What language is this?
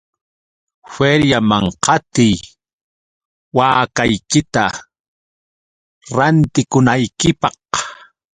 Yauyos Quechua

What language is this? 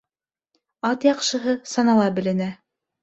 Bashkir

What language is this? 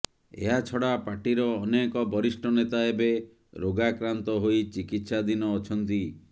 Odia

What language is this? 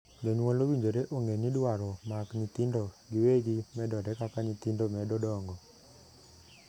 Luo (Kenya and Tanzania)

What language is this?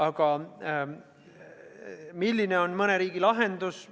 Estonian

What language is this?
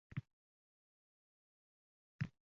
Uzbek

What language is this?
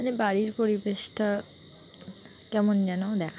Bangla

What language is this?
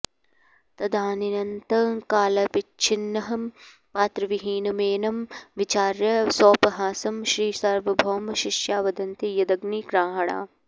Sanskrit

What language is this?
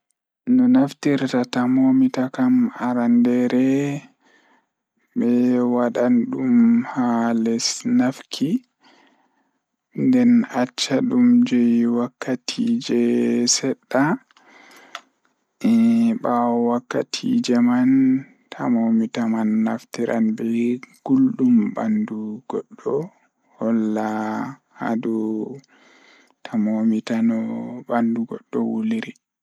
Fula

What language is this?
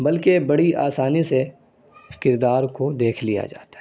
Urdu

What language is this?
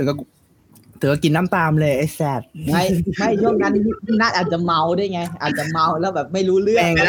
Thai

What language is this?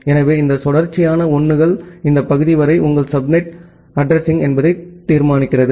Tamil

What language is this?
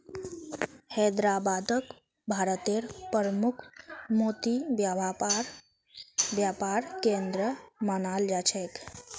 Magahi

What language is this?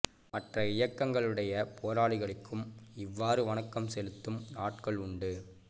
Tamil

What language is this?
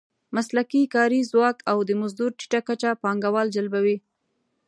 Pashto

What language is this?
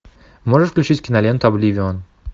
Russian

